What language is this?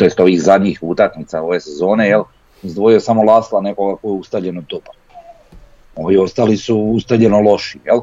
Croatian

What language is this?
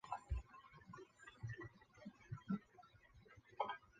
Chinese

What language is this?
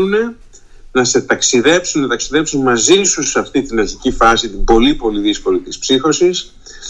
Greek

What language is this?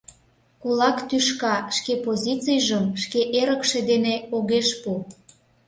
Mari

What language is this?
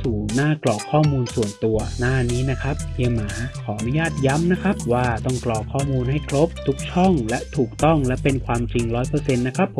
Thai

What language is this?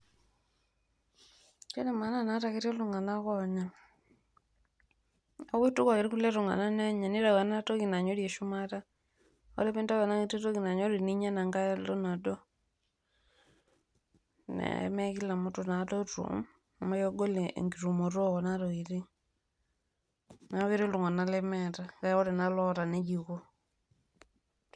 Masai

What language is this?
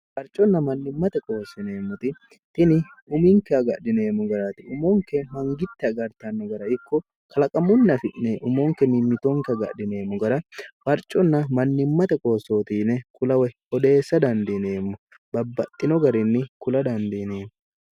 Sidamo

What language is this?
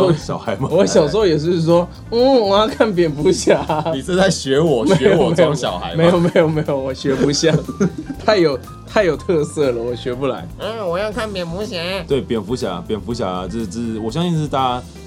Chinese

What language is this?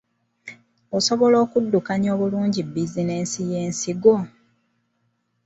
Ganda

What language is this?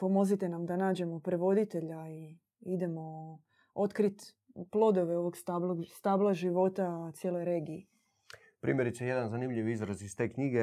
Croatian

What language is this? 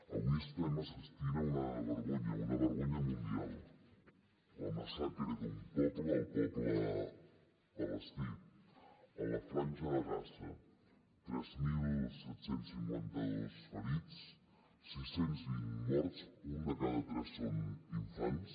Catalan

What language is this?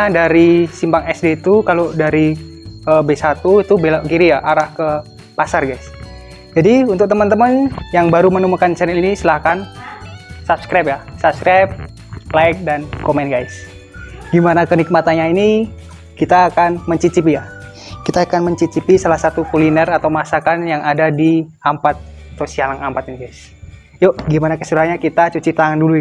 Indonesian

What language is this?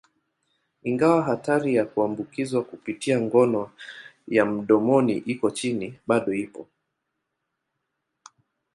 Swahili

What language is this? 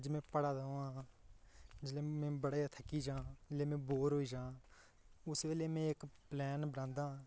Dogri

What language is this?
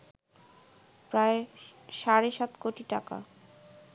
Bangla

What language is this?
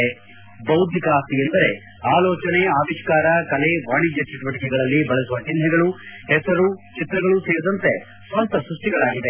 Kannada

